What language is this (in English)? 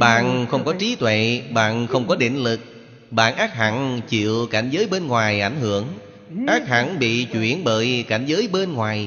Vietnamese